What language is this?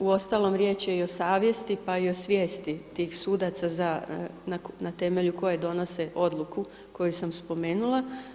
Croatian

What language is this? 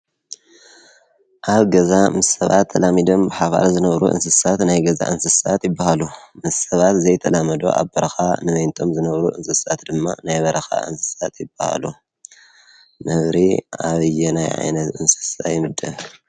Tigrinya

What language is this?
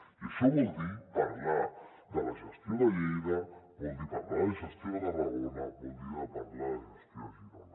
Catalan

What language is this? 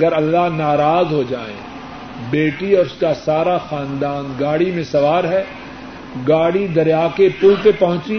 Urdu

